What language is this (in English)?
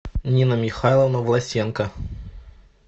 Russian